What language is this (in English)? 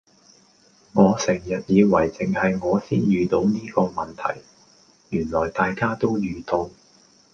Cantonese